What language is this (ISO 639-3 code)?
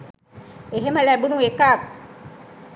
sin